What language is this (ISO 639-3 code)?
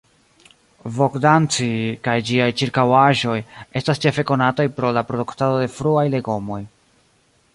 epo